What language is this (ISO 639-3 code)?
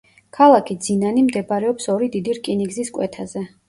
kat